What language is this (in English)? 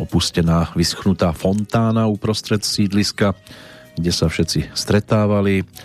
Slovak